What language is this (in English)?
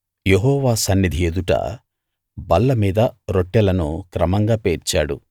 Telugu